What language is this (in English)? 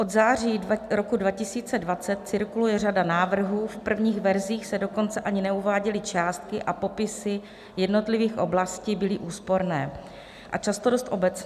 Czech